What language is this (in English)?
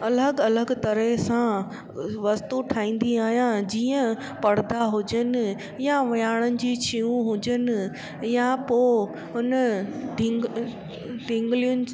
Sindhi